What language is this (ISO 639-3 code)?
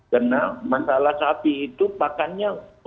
ind